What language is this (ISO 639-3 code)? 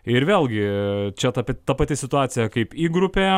lit